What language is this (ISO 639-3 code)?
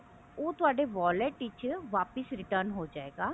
pan